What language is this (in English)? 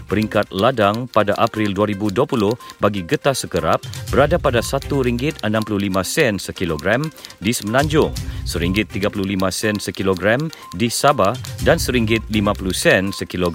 Malay